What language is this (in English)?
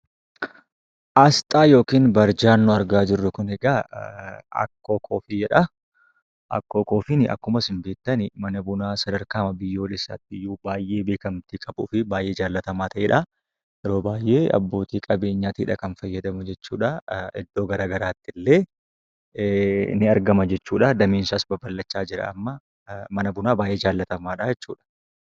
Oromo